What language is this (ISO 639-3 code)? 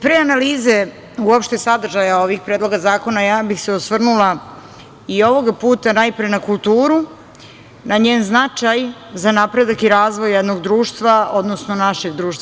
srp